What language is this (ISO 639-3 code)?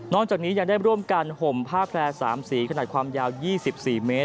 tha